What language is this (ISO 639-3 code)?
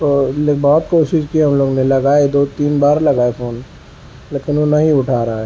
urd